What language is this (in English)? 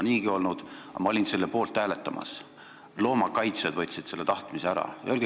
Estonian